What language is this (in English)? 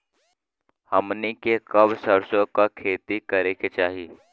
Bhojpuri